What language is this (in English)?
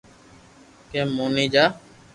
Loarki